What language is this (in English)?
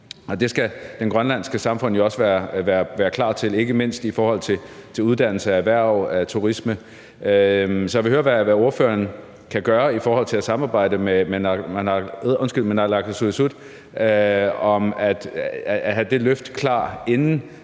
Danish